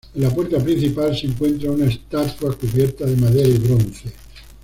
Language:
Spanish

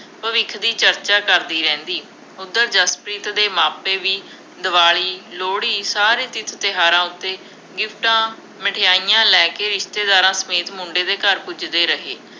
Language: Punjabi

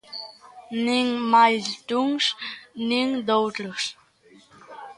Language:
Galician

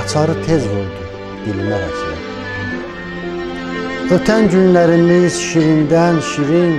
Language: Turkish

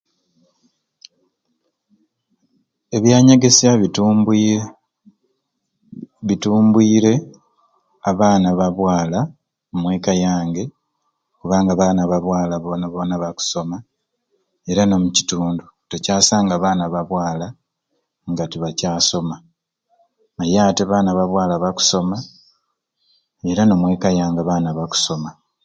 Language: Ruuli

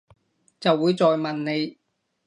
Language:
Cantonese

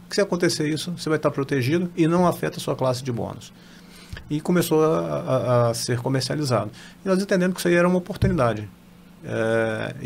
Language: Portuguese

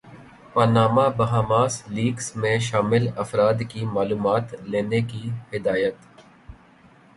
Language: Urdu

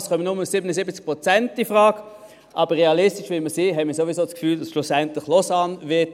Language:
Swiss German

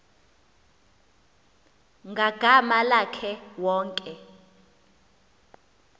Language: Xhosa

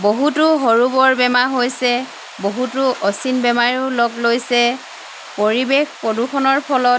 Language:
Assamese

